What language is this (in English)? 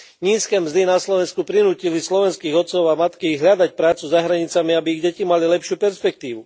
Slovak